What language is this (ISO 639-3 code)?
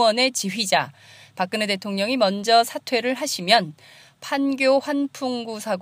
kor